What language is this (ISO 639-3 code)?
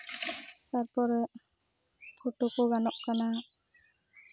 sat